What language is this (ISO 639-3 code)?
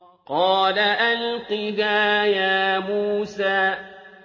ara